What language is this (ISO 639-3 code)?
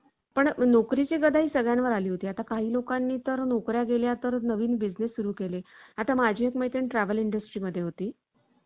mar